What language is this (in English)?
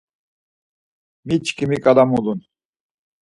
Laz